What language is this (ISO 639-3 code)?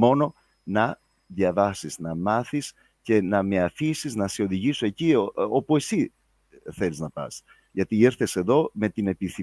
ell